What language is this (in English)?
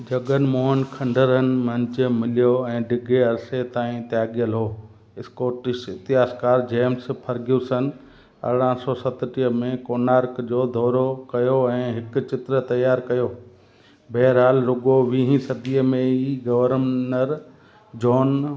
Sindhi